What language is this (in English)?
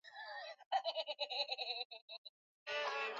Swahili